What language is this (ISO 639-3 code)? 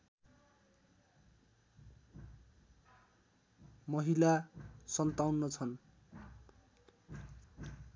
nep